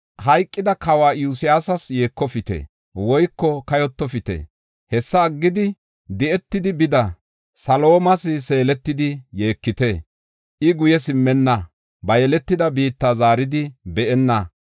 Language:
Gofa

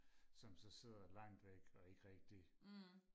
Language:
Danish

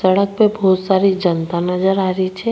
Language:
Rajasthani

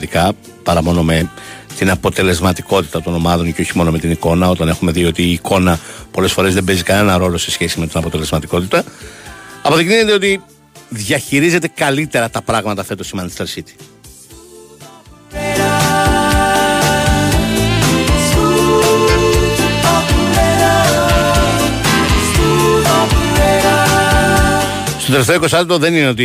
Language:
Greek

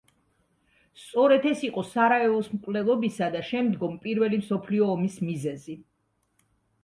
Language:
Georgian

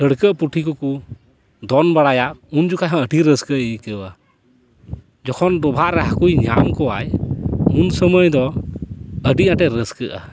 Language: Santali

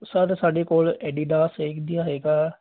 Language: Punjabi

